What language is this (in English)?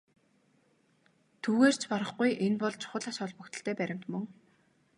Mongolian